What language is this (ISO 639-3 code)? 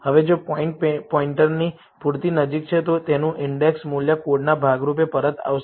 guj